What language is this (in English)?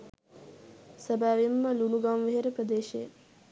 Sinhala